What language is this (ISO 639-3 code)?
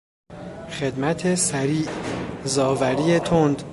fas